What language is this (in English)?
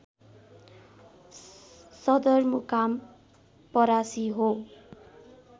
Nepali